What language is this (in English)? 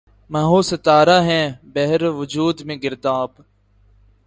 Urdu